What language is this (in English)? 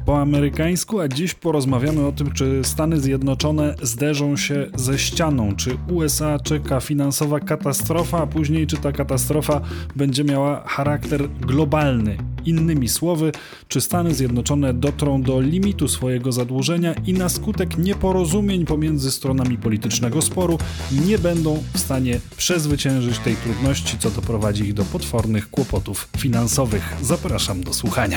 Polish